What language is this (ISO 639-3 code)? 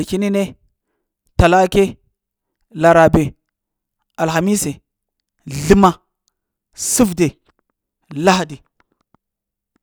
hia